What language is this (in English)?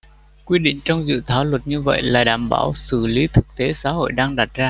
Vietnamese